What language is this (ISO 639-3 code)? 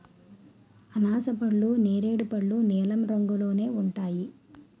tel